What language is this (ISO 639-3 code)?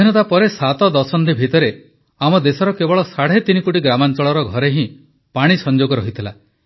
ori